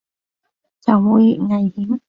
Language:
Cantonese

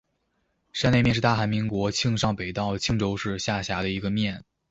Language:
Chinese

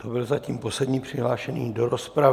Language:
Czech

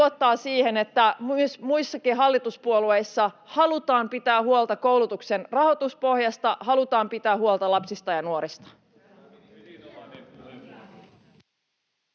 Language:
Finnish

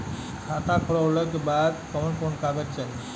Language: Bhojpuri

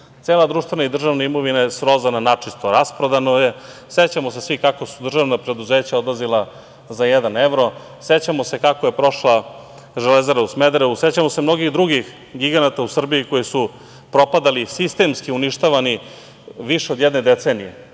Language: Serbian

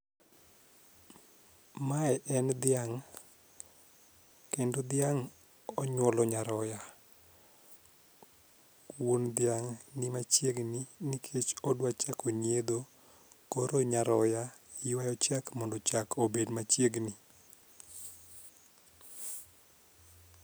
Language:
Luo (Kenya and Tanzania)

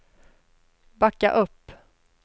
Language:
Swedish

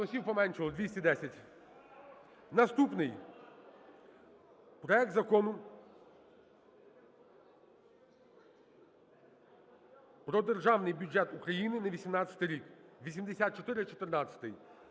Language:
Ukrainian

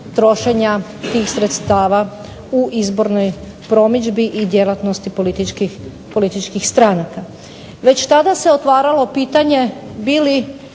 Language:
Croatian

